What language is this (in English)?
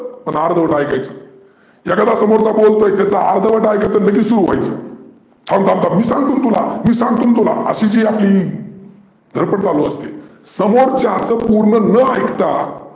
Marathi